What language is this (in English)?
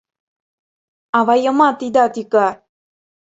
Mari